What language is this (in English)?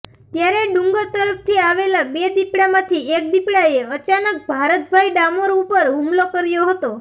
Gujarati